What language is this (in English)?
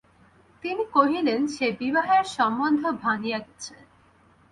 Bangla